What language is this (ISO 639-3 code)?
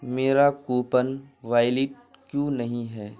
urd